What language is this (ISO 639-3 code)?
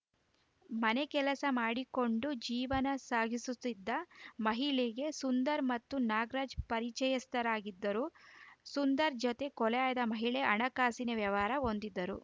kan